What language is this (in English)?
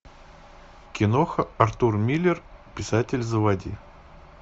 Russian